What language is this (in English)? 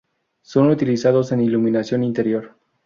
Spanish